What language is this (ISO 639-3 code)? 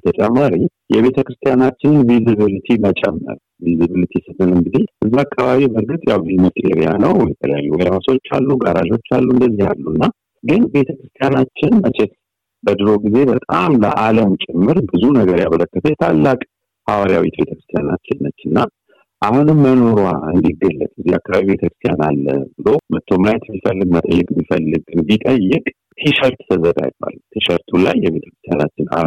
amh